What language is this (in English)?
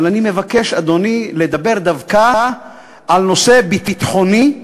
Hebrew